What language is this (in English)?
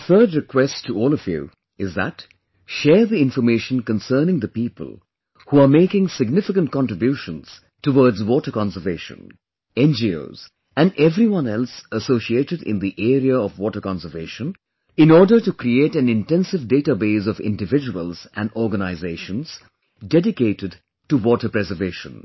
English